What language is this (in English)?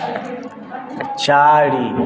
Maithili